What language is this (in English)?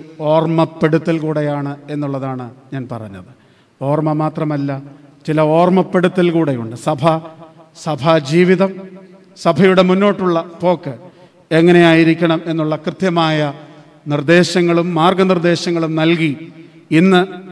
Malayalam